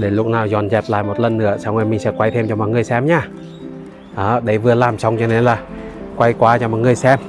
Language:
Vietnamese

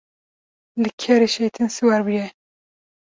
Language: Kurdish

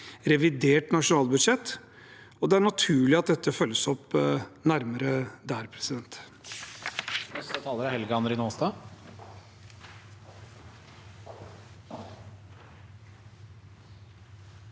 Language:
Norwegian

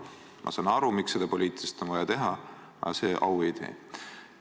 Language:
Estonian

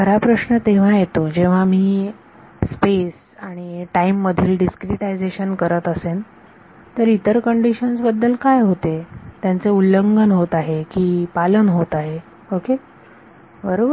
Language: Marathi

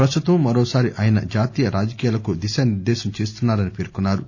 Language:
Telugu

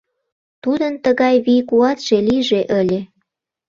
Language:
Mari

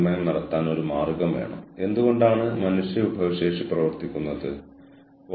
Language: Malayalam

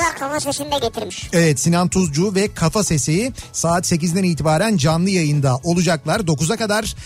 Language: Turkish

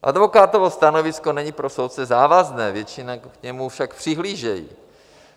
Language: Czech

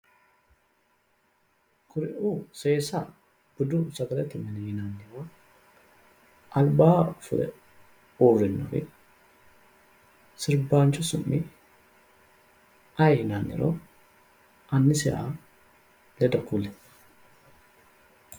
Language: Sidamo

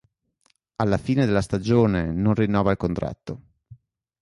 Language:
Italian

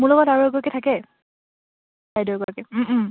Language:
Assamese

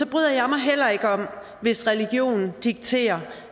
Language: Danish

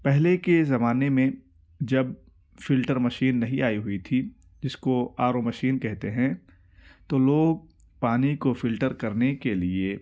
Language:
Urdu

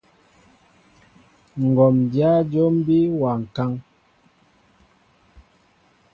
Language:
Mbo (Cameroon)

